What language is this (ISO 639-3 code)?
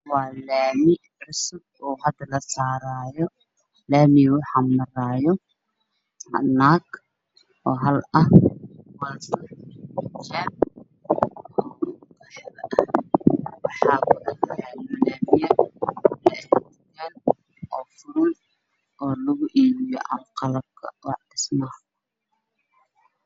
som